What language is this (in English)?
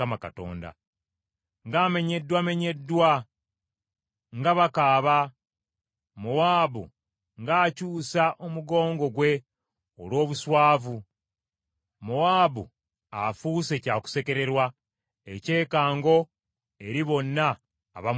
Ganda